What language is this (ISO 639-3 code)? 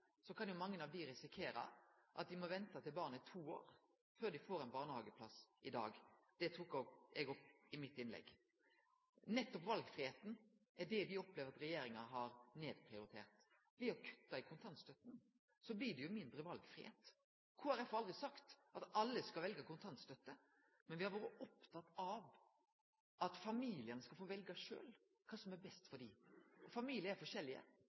nno